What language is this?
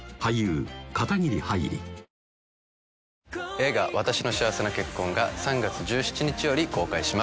Japanese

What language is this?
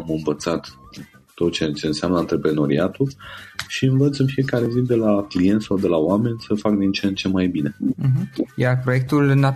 Romanian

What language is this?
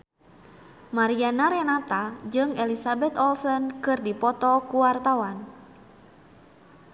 Sundanese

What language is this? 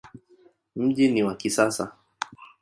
Swahili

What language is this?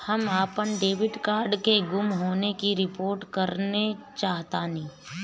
Bhojpuri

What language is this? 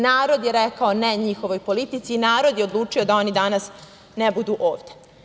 Serbian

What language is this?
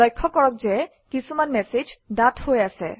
Assamese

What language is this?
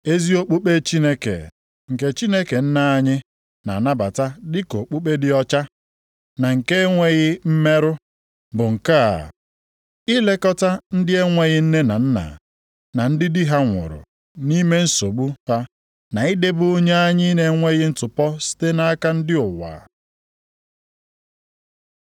Igbo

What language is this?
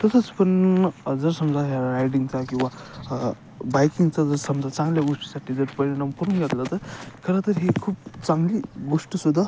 Marathi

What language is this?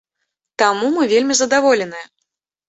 Belarusian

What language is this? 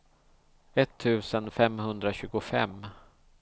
Swedish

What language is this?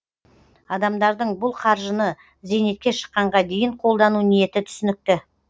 Kazakh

